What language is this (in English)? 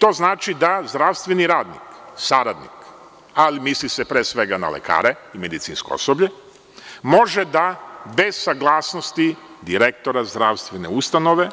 Serbian